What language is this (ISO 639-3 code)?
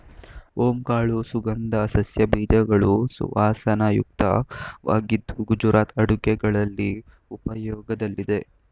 kan